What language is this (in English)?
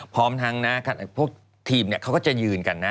Thai